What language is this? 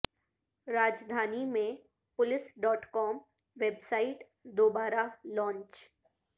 Urdu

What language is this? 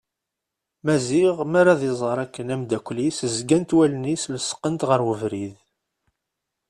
Kabyle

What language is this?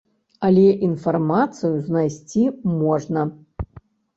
Belarusian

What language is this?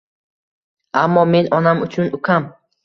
Uzbek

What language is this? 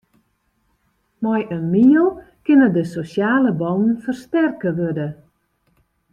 Western Frisian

